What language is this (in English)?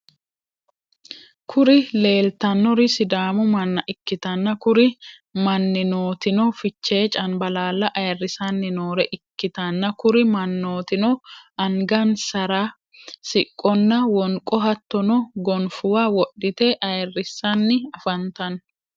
Sidamo